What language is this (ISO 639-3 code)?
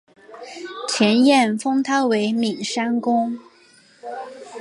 zho